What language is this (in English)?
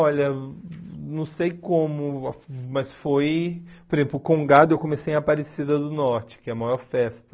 Portuguese